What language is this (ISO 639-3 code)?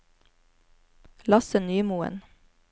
nor